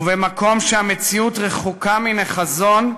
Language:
Hebrew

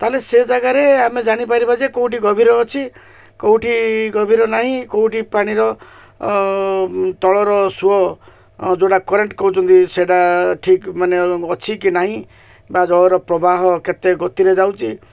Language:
Odia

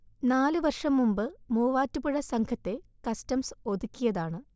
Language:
Malayalam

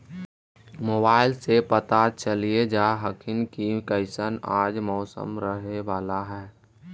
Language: Magahi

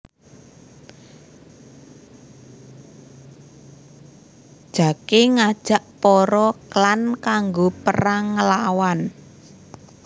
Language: Javanese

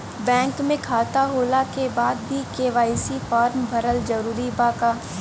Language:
Bhojpuri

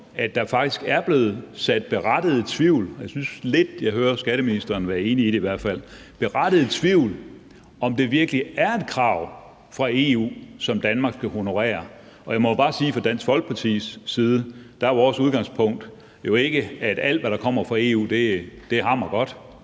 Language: Danish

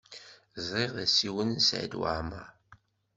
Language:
Kabyle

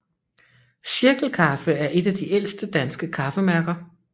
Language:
Danish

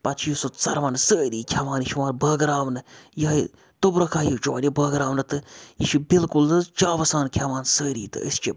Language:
Kashmiri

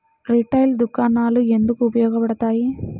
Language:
Telugu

